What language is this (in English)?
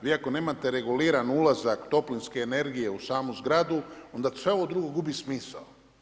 Croatian